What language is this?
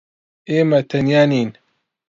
Central Kurdish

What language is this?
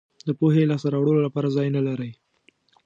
Pashto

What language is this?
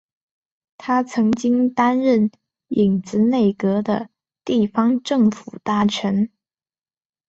Chinese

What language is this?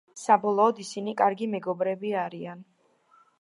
Georgian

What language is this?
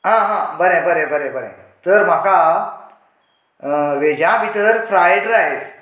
Konkani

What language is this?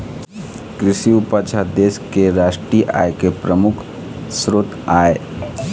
Chhattisgarhi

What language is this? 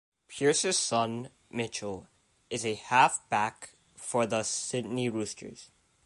English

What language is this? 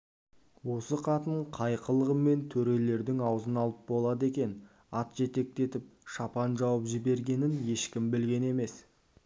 Kazakh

